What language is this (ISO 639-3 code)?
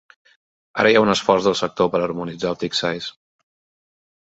cat